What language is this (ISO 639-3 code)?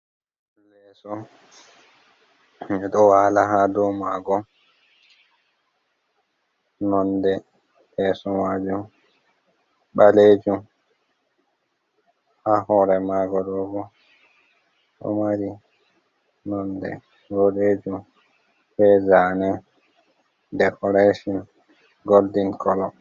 ful